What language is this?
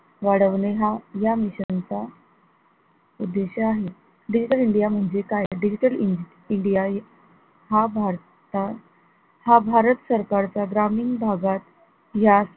Marathi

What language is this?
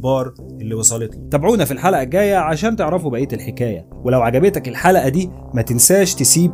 Arabic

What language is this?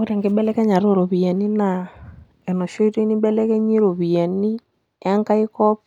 Masai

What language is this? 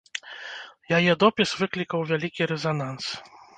Belarusian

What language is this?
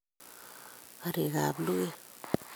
Kalenjin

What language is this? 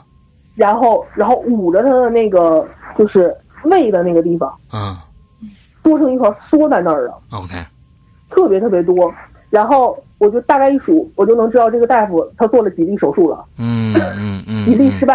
Chinese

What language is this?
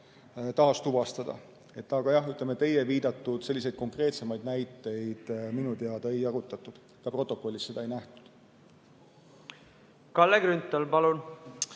Estonian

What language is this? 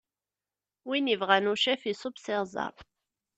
Kabyle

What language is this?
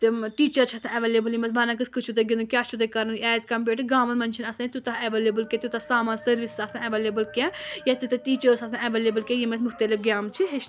Kashmiri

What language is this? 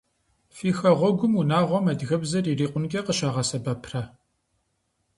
Kabardian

